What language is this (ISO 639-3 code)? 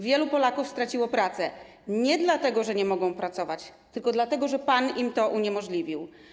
pol